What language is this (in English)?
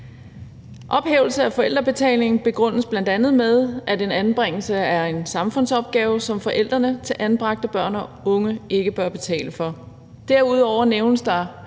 Danish